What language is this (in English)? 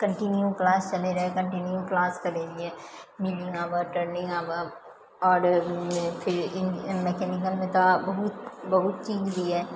Maithili